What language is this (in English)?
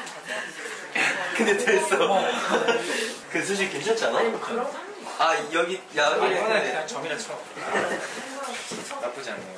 Korean